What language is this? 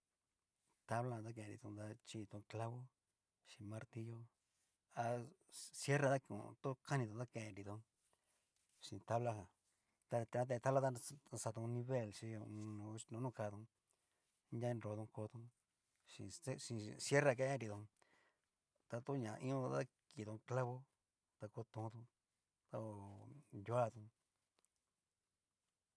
Cacaloxtepec Mixtec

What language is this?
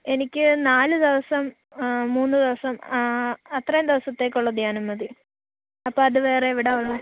Malayalam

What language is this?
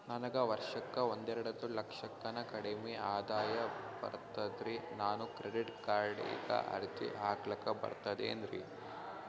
Kannada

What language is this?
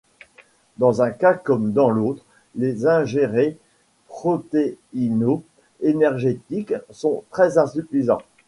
French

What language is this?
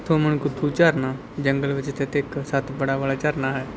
Punjabi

